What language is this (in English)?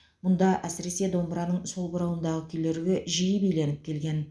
Kazakh